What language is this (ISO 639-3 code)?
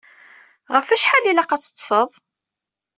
kab